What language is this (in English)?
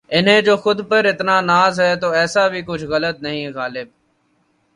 Urdu